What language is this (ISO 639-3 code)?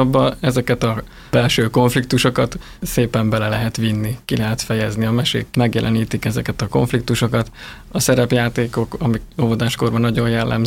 hun